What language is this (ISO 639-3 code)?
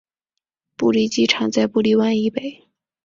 zho